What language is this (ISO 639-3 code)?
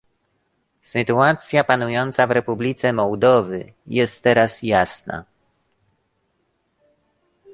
pol